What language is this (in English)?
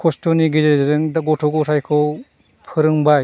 Bodo